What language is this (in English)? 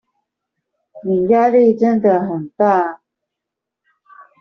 Chinese